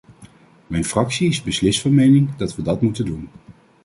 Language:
Dutch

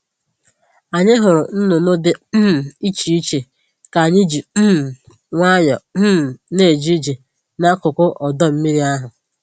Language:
Igbo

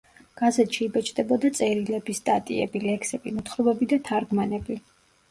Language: Georgian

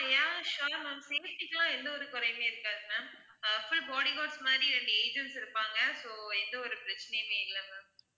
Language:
Tamil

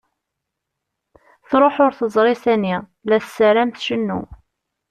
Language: Kabyle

